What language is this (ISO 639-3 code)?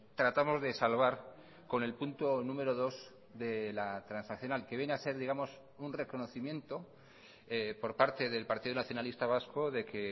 spa